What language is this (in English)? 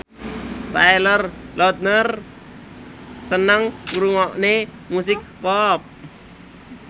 Javanese